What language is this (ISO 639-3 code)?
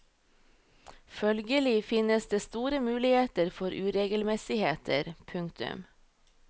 nor